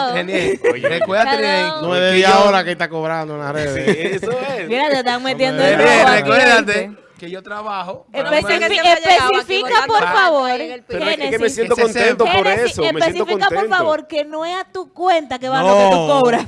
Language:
Spanish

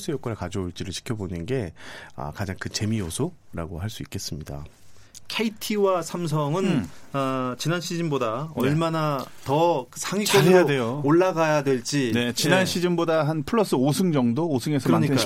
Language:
Korean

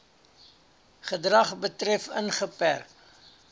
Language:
Afrikaans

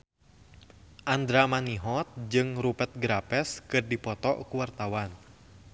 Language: Sundanese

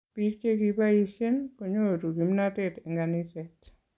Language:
Kalenjin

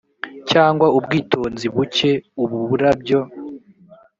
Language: Kinyarwanda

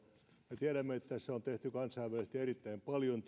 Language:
Finnish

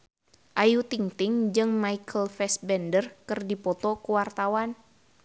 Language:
Sundanese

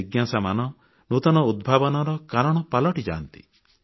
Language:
Odia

